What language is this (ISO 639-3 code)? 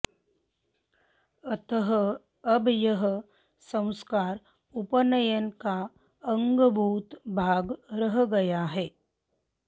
san